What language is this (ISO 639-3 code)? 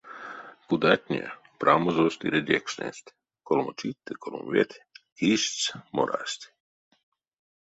myv